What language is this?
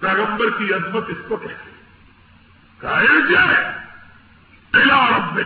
Urdu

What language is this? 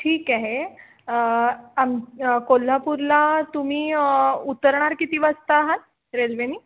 Marathi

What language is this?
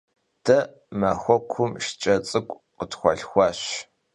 Kabardian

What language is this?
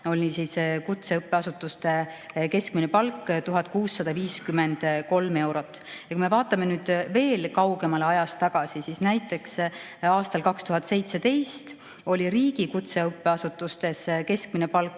Estonian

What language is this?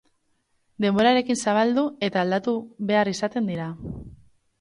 Basque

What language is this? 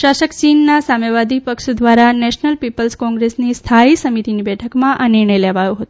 Gujarati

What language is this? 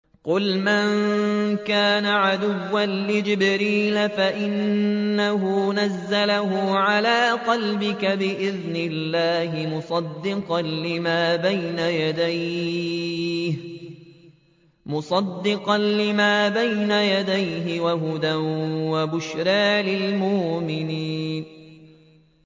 Arabic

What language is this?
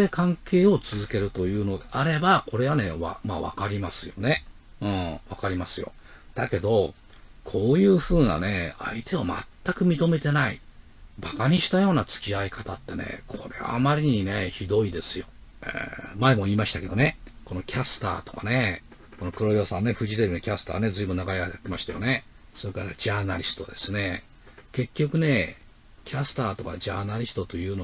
Japanese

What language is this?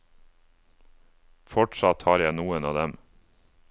Norwegian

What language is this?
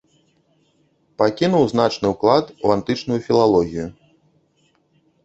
Belarusian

